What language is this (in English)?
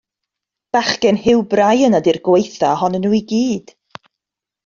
Welsh